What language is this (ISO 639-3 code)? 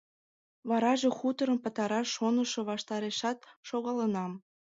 chm